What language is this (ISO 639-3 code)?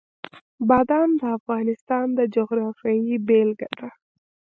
pus